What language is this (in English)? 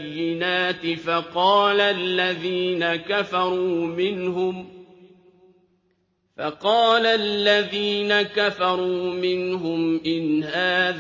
Arabic